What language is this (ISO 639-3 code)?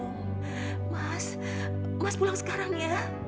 ind